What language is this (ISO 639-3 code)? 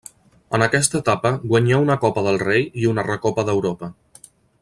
cat